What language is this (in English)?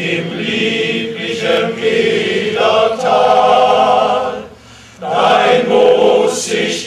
Romanian